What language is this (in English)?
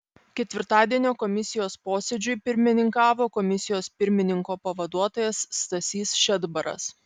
Lithuanian